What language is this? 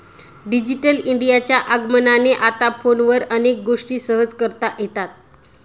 Marathi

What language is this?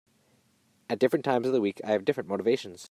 English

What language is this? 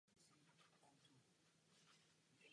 Czech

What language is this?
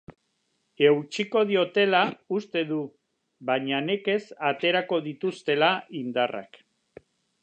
Basque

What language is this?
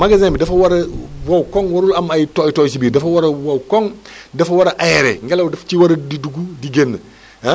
Wolof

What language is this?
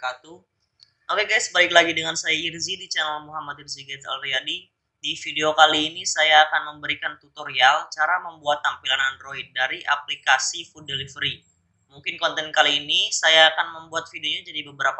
Indonesian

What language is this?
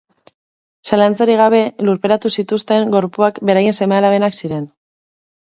Basque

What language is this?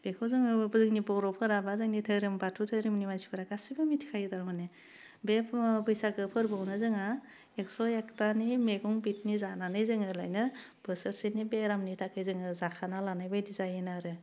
Bodo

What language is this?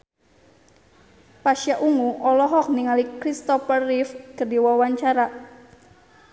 Sundanese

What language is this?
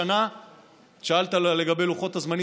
Hebrew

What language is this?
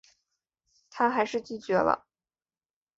Chinese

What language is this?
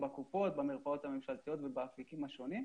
Hebrew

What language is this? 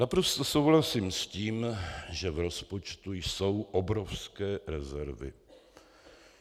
Czech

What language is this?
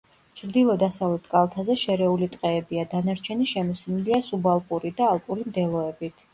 Georgian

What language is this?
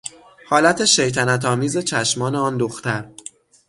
Persian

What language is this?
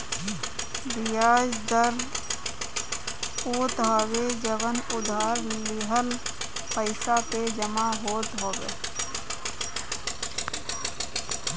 Bhojpuri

